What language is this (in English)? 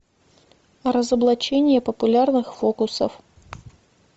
Russian